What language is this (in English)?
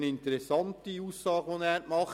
Swiss German